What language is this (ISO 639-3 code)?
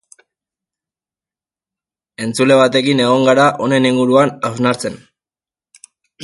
eus